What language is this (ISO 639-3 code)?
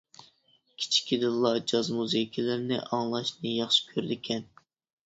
uig